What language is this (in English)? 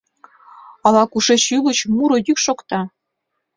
Mari